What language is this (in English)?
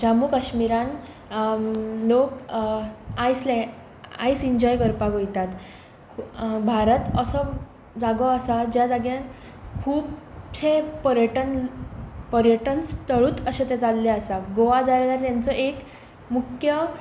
Konkani